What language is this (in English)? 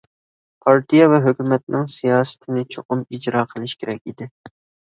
Uyghur